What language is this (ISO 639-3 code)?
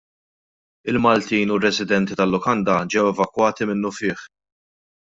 mlt